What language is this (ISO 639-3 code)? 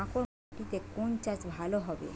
ben